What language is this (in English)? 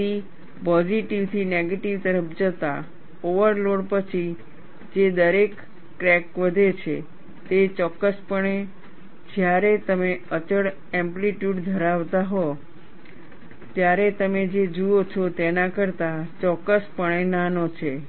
Gujarati